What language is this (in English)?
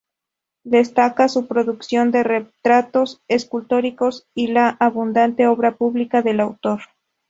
Spanish